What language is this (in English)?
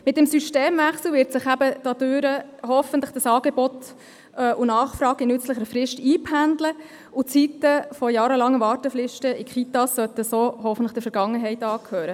Swiss German